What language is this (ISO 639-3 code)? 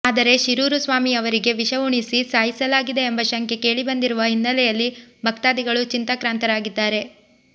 kan